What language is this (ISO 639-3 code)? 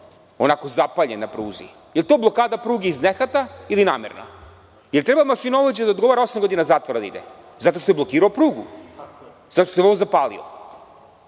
srp